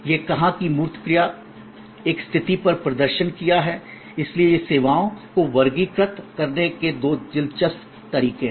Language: Hindi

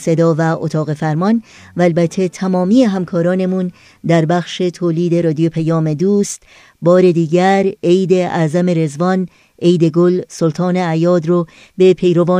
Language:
Persian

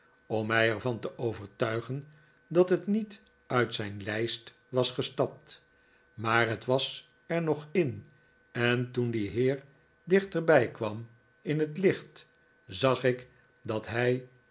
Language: Dutch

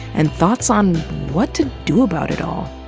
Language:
English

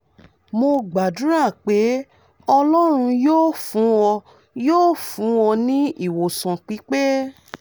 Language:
Yoruba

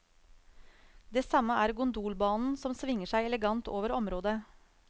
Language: Norwegian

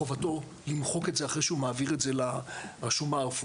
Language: Hebrew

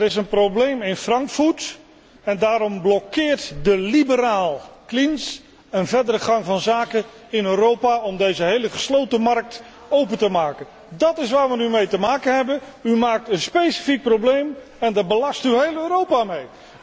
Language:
Dutch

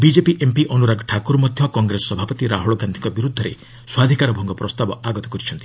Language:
Odia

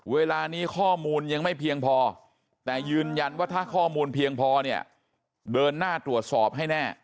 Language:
Thai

